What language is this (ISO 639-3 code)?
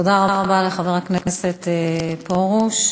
heb